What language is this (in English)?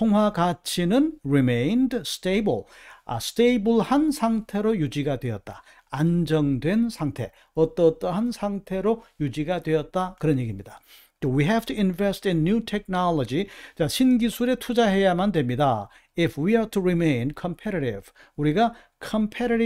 Korean